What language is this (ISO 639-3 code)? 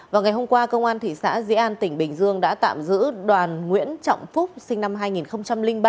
vie